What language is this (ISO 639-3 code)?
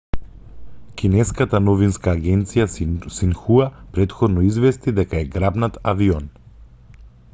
mkd